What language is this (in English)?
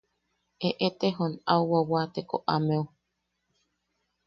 Yaqui